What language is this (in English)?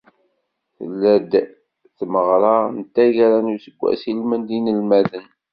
Kabyle